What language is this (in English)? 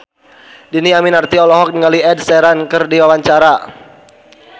Sundanese